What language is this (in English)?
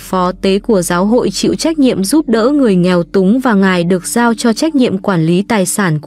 Vietnamese